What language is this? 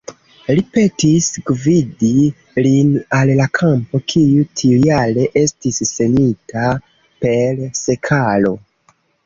Esperanto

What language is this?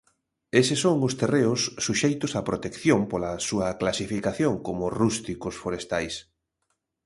Galician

